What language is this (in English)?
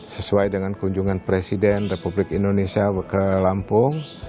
Indonesian